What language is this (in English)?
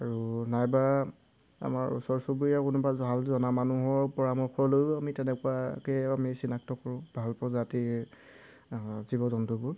Assamese